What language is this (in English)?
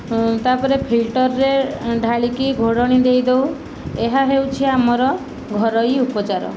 Odia